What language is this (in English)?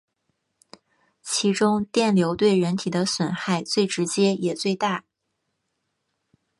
Chinese